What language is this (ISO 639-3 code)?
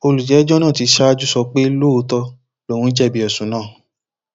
yor